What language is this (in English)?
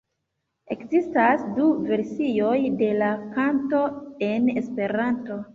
Esperanto